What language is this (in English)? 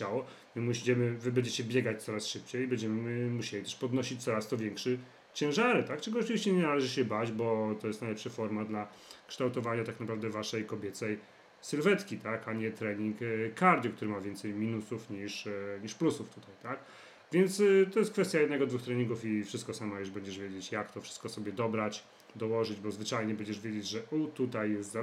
Polish